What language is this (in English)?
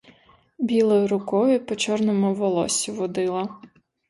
Ukrainian